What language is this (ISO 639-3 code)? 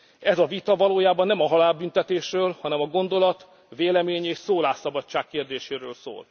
hun